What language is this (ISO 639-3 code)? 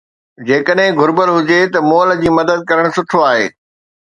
snd